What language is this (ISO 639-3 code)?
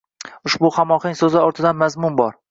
uzb